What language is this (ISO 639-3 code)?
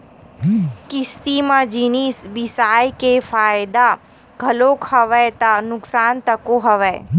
hne